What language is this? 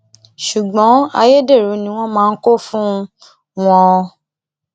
Yoruba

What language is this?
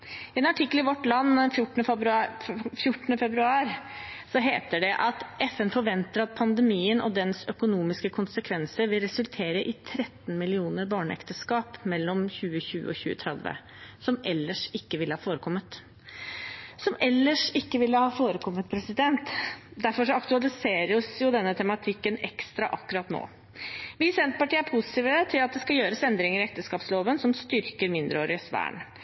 Norwegian Bokmål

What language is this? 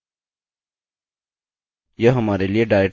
Hindi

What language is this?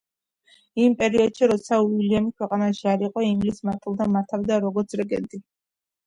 Georgian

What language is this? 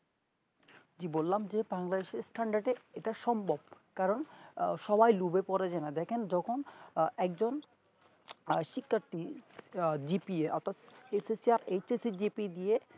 Bangla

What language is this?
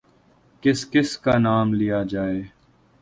Urdu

